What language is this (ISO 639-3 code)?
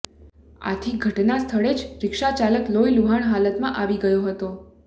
guj